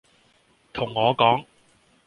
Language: Cantonese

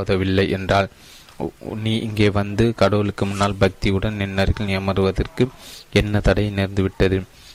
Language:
Tamil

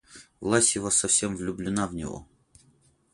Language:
Russian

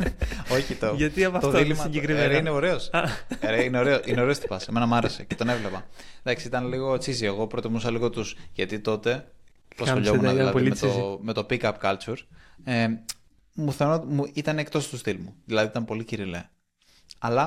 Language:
Greek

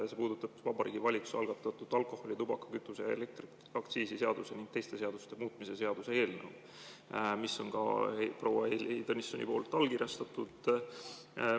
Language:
Estonian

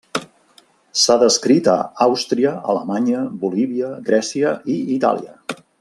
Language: Catalan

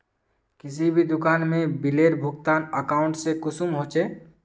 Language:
Magahi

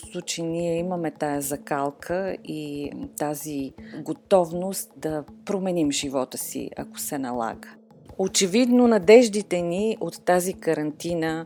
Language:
Bulgarian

